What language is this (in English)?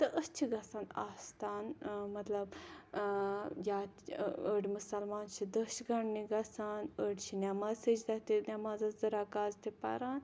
Kashmiri